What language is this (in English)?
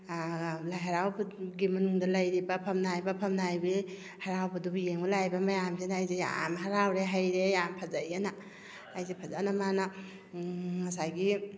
Manipuri